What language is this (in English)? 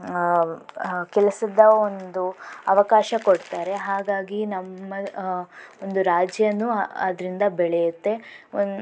Kannada